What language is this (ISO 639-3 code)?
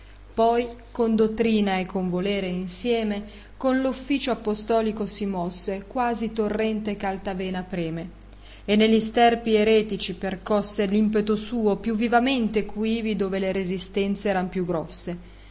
ita